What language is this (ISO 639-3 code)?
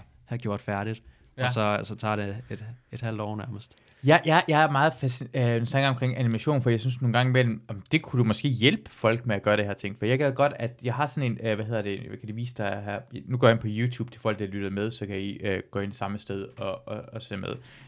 dan